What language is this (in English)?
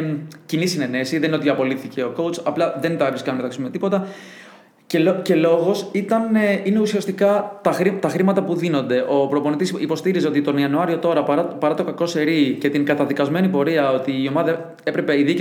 Greek